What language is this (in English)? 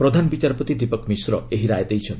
Odia